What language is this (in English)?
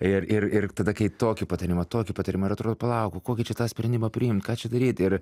Lithuanian